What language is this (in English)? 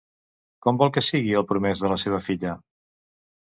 Catalan